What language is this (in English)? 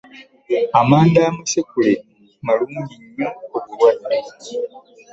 Ganda